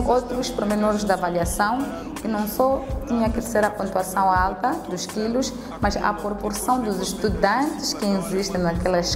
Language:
Portuguese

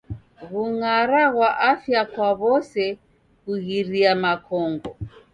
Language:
Taita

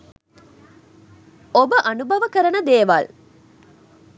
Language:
Sinhala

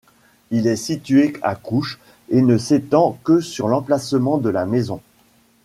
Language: French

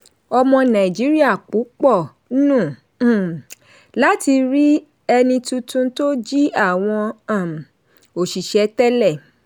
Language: Yoruba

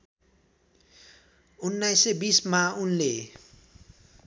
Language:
Nepali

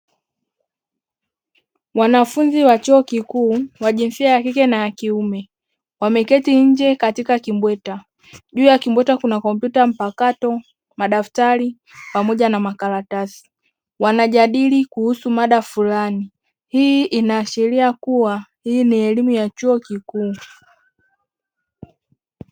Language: Swahili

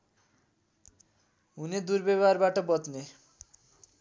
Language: Nepali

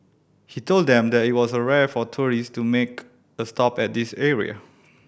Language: English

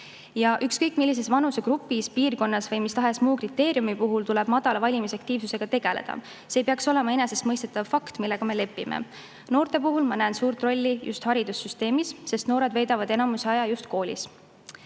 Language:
Estonian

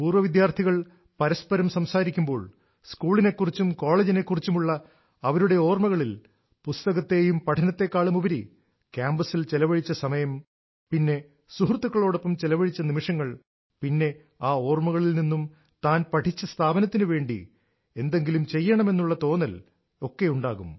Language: Malayalam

